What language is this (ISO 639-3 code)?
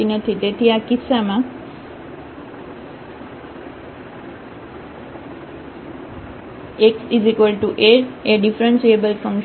guj